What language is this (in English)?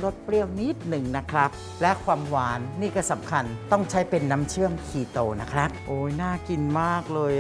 Thai